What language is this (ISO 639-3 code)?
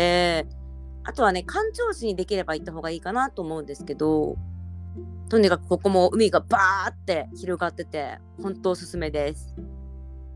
jpn